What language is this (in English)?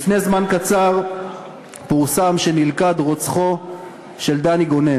Hebrew